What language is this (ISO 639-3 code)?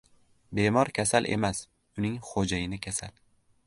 uzb